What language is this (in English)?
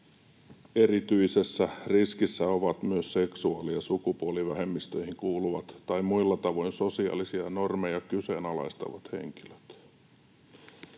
Finnish